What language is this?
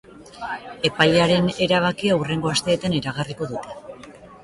Basque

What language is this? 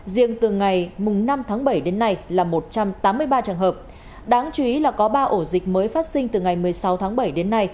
Vietnamese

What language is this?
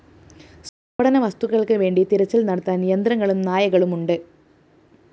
Malayalam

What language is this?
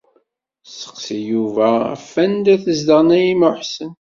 Kabyle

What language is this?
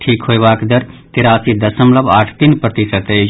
Maithili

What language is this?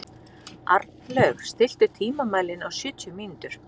Icelandic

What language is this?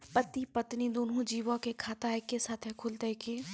Maithili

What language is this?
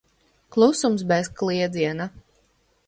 Latvian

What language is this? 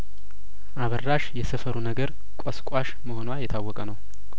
Amharic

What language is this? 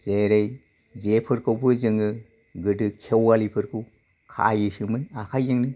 Bodo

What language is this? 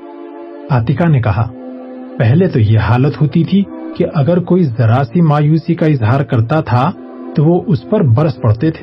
Urdu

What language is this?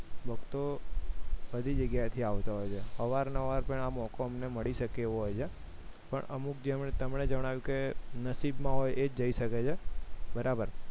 Gujarati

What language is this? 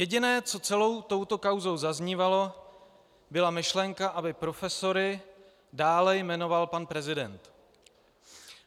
Czech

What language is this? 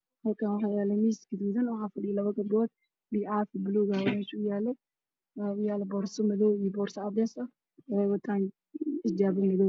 Somali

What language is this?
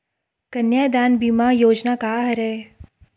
Chhattisgarhi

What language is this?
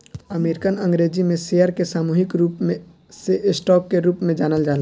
Bhojpuri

